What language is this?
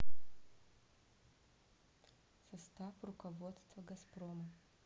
Russian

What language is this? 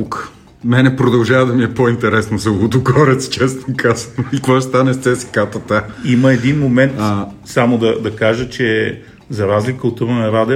Bulgarian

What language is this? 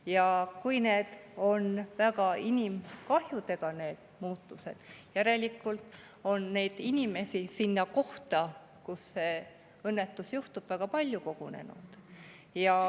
Estonian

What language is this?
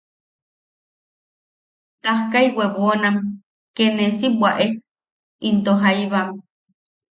Yaqui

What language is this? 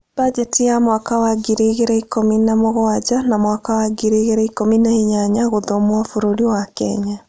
Kikuyu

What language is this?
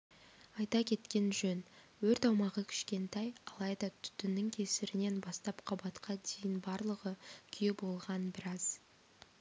Kazakh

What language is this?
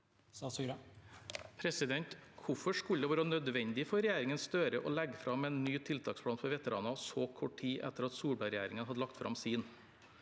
Norwegian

